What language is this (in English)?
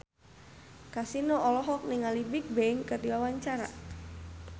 Sundanese